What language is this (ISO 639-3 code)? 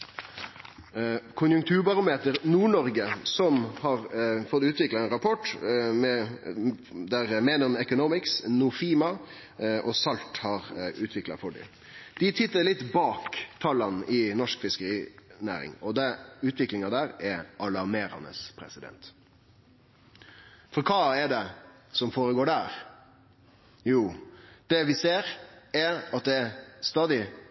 nno